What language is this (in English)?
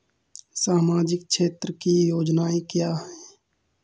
Hindi